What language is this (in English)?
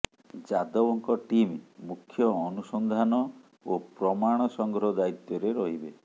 Odia